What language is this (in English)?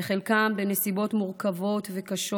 Hebrew